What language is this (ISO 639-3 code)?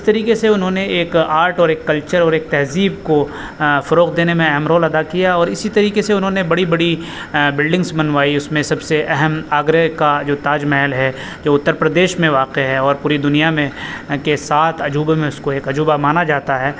urd